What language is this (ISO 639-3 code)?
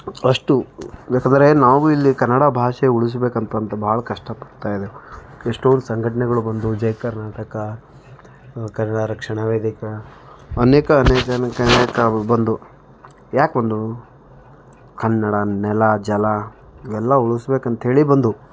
kan